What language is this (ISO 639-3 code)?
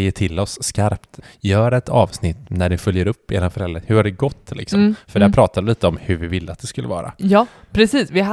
swe